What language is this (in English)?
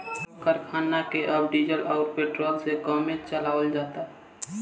Bhojpuri